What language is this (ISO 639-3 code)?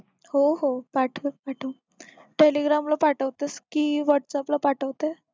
mar